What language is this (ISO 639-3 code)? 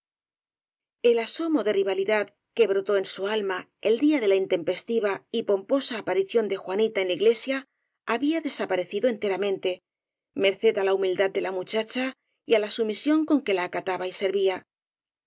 spa